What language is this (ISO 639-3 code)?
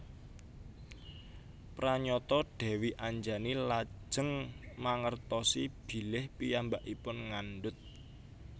jav